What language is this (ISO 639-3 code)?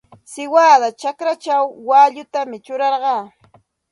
qxt